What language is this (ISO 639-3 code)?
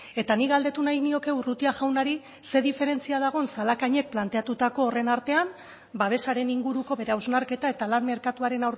eus